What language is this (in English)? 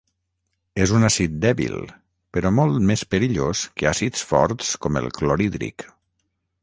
Catalan